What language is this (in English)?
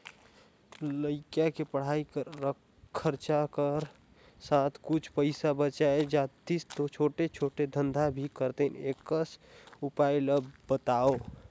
Chhattisgarhi